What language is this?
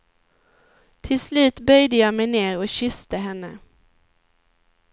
Swedish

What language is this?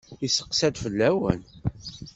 Kabyle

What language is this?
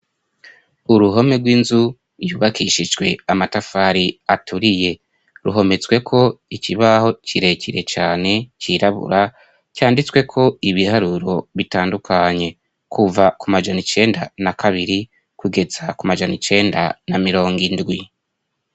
Rundi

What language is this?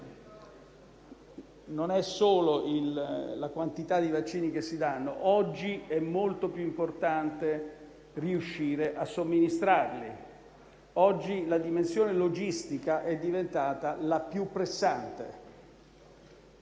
Italian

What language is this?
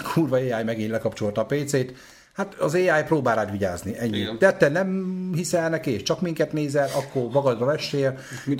Hungarian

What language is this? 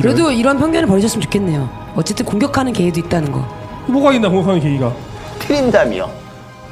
Korean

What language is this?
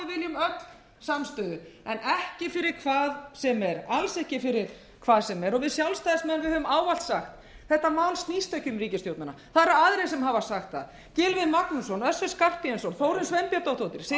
Icelandic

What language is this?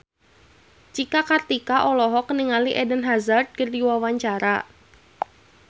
Sundanese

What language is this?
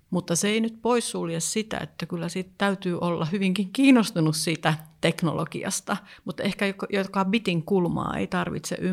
Finnish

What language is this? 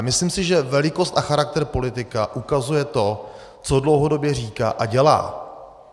Czech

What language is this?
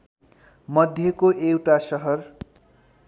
Nepali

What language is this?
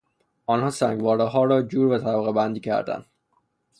Persian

